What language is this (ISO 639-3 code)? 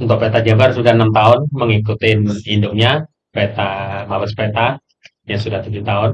ind